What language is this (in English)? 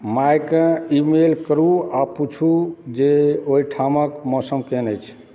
Maithili